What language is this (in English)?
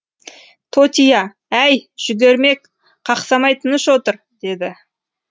Kazakh